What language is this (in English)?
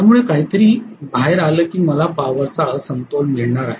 Marathi